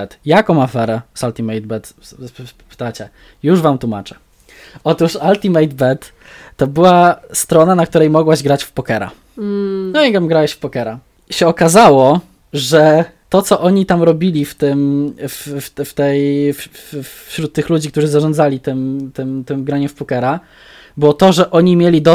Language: Polish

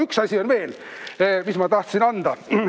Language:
Estonian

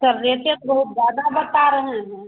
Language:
Hindi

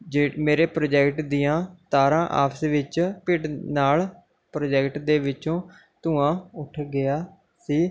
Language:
Punjabi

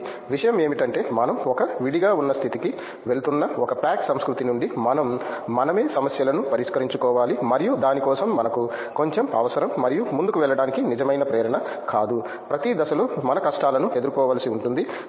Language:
Telugu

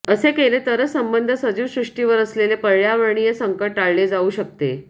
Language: Marathi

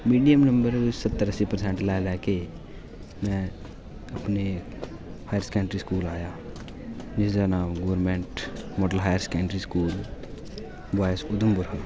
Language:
Dogri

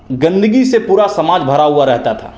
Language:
Hindi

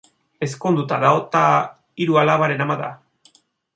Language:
Basque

